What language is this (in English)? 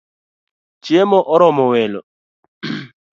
Luo (Kenya and Tanzania)